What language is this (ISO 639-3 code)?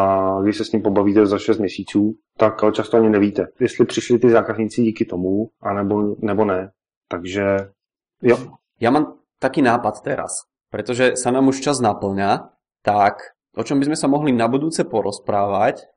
ces